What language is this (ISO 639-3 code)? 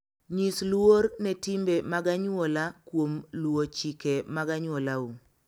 luo